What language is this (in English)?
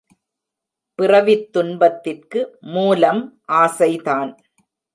Tamil